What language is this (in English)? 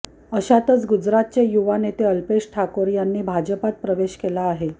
Marathi